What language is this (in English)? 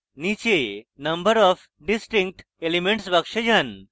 Bangla